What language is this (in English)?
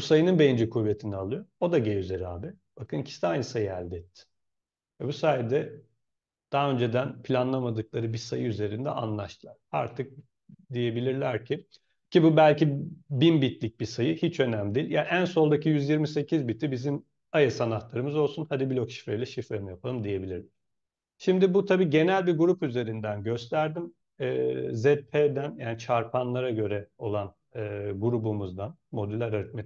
Turkish